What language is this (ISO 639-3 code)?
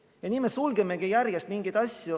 est